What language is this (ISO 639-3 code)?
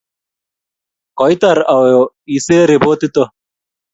kln